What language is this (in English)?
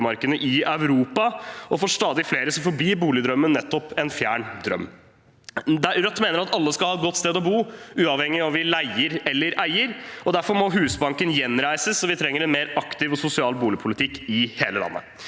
Norwegian